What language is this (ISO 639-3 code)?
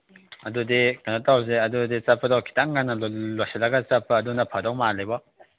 mni